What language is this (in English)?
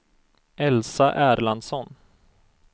Swedish